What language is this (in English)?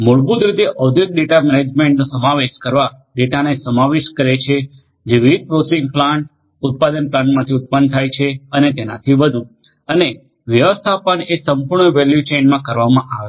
Gujarati